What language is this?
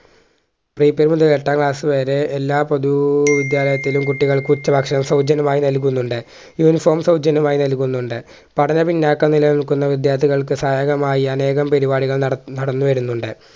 Malayalam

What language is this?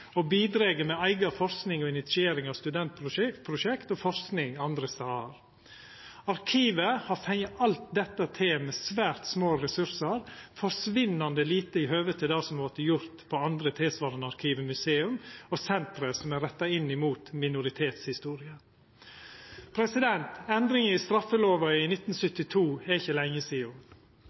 Norwegian Nynorsk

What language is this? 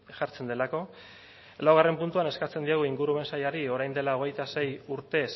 Basque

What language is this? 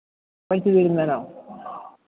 Malayalam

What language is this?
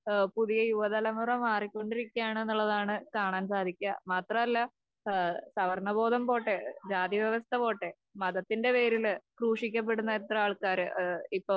Malayalam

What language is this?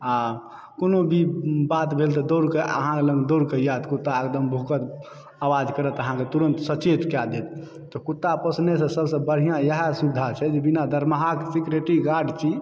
Maithili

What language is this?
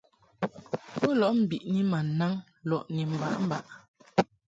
Mungaka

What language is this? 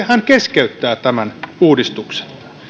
Finnish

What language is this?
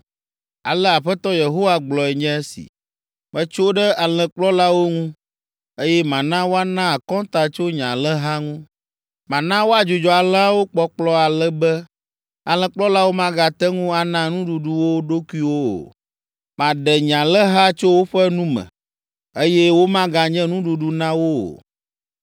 Ewe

